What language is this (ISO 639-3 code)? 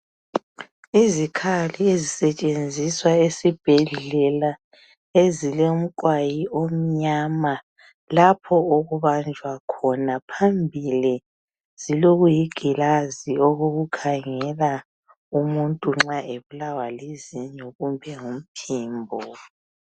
nde